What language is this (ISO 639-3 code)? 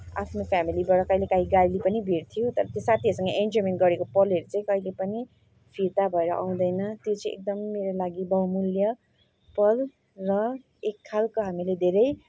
nep